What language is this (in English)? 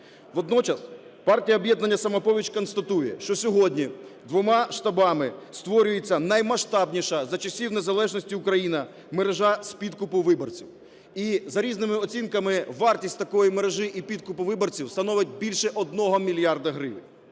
Ukrainian